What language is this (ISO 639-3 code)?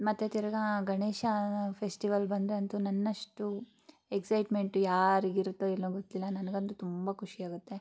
kan